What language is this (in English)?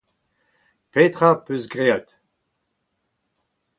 Breton